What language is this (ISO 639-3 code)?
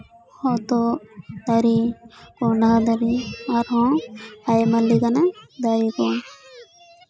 sat